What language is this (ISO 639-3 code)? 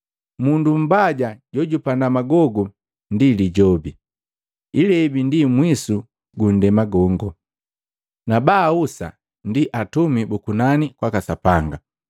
mgv